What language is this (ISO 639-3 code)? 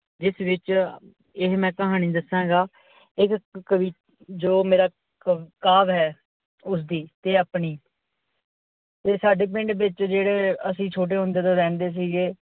pan